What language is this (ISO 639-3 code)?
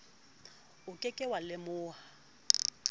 sot